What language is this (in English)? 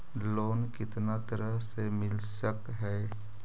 Magahi